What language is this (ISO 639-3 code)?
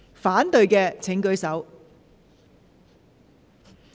yue